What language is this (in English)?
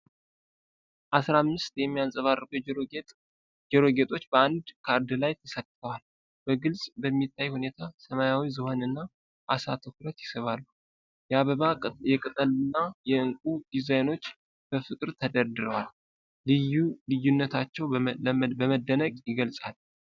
Amharic